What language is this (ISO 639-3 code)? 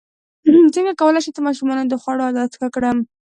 pus